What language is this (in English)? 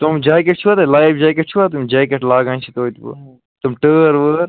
Kashmiri